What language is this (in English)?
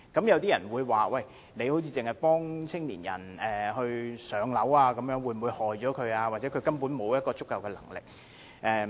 Cantonese